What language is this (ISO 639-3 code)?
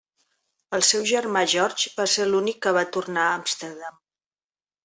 cat